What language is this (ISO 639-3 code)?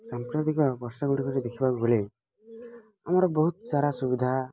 ori